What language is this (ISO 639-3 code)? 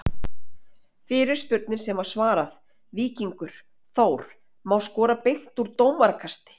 isl